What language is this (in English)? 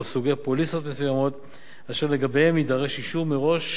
Hebrew